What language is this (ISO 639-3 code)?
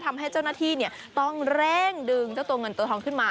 tha